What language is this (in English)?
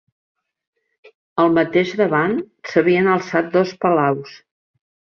Catalan